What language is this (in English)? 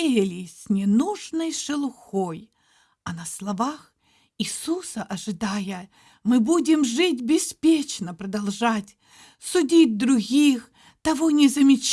Russian